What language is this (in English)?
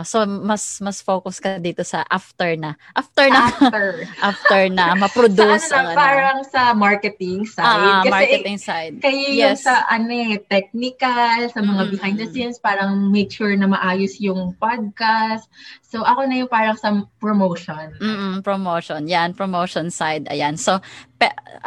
Filipino